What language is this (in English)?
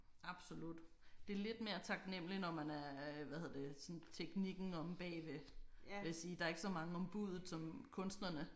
Danish